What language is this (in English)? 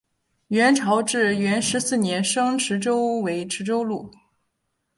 Chinese